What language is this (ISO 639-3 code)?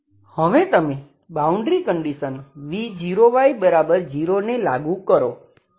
guj